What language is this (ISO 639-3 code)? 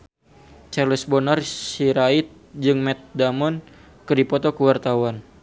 sun